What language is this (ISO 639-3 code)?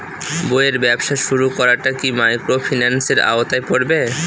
ben